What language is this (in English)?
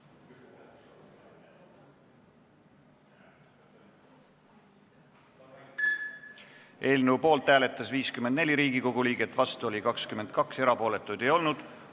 Estonian